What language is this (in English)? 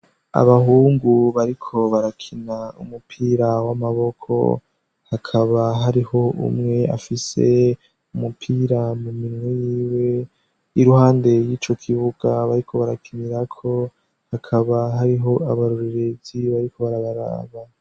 Rundi